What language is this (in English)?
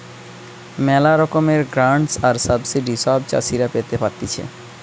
Bangla